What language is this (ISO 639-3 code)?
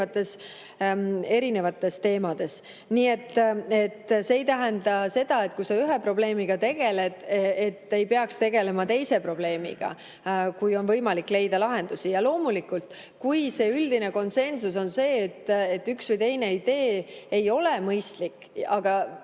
est